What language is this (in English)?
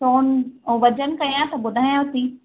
Sindhi